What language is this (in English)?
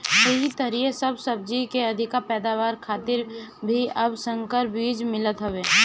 Bhojpuri